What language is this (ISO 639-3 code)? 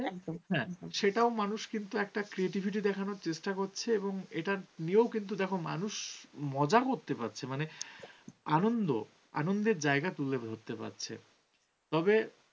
ben